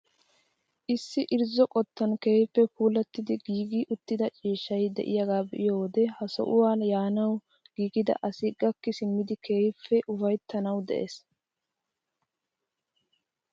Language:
Wolaytta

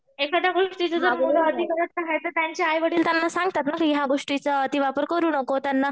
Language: Marathi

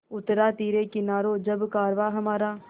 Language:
Hindi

